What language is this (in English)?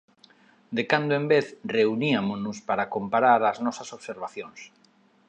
Galician